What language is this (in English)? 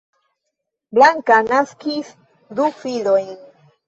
Esperanto